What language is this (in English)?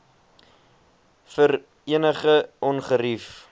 Afrikaans